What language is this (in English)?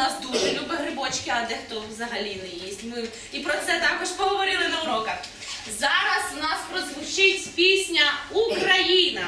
Ukrainian